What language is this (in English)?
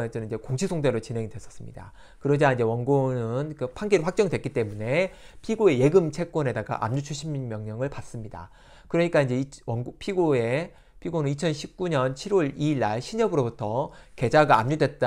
Korean